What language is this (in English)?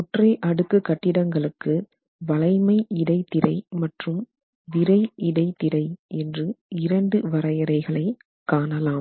Tamil